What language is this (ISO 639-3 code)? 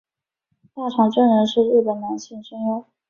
zho